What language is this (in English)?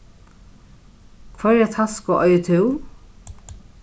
Faroese